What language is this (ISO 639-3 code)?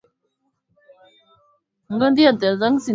swa